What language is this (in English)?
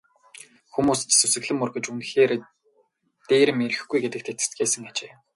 Mongolian